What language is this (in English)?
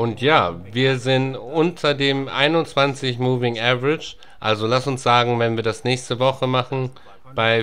German